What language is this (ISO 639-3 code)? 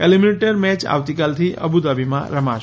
guj